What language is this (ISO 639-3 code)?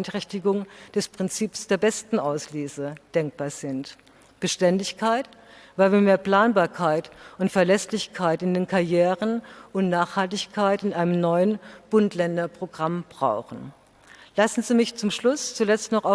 deu